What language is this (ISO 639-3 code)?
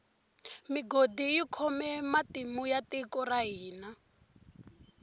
tso